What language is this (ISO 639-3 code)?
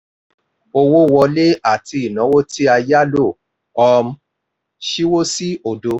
yor